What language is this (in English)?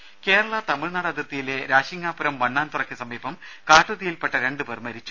Malayalam